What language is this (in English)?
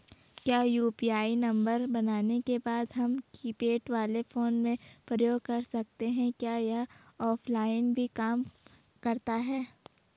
Hindi